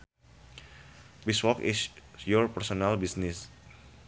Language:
Sundanese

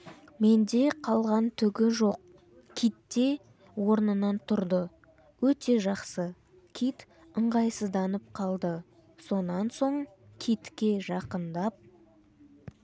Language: Kazakh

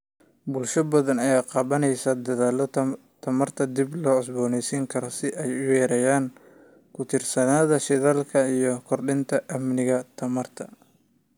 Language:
Somali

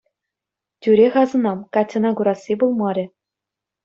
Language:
Chuvash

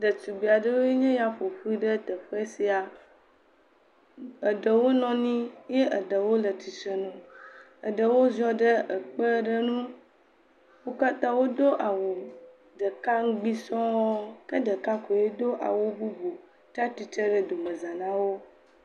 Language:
Ewe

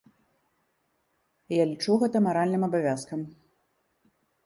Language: Belarusian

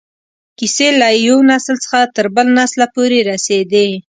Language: Pashto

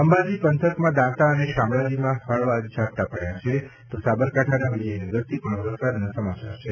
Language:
Gujarati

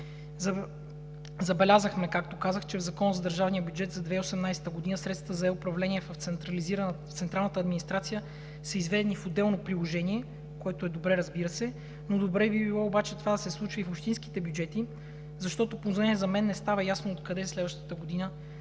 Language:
Bulgarian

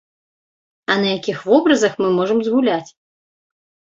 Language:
Belarusian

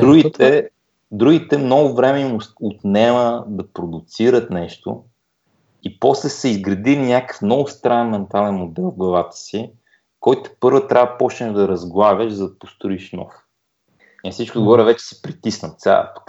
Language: Bulgarian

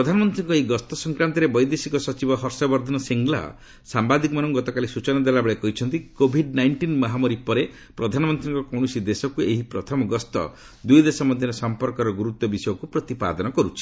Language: Odia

